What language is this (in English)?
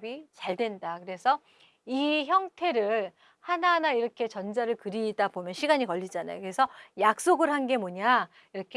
Korean